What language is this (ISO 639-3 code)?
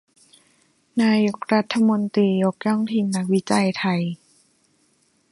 tha